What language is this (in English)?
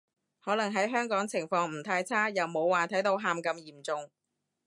Cantonese